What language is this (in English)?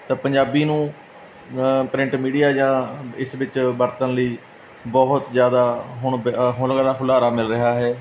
Punjabi